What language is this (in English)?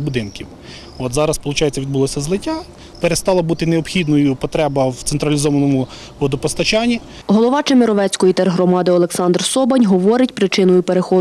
Ukrainian